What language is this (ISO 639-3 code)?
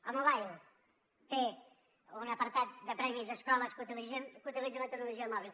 cat